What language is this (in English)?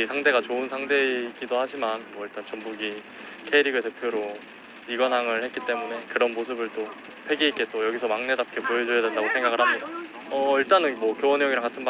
Korean